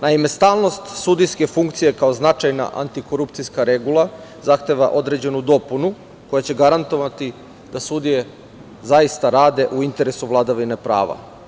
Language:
Serbian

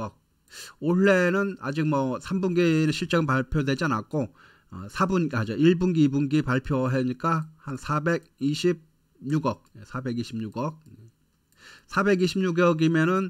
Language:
Korean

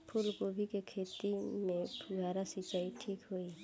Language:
Bhojpuri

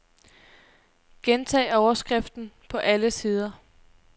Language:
Danish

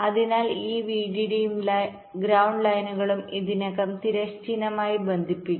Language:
Malayalam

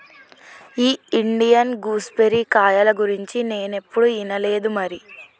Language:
Telugu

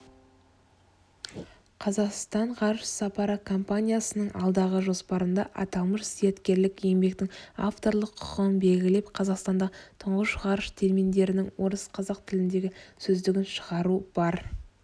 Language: Kazakh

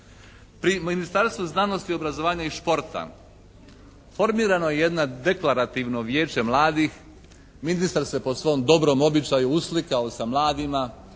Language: Croatian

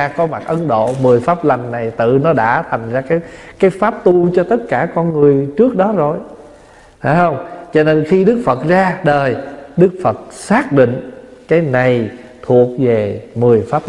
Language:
Vietnamese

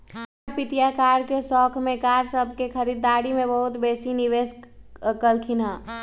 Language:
Magahi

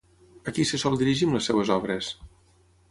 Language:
Catalan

